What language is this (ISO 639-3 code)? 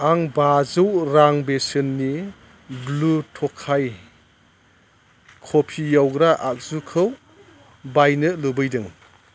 brx